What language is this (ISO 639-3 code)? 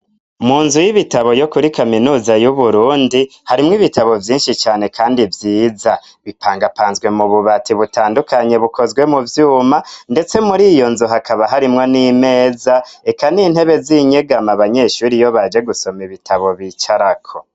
run